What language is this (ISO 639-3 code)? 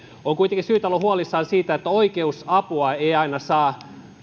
fin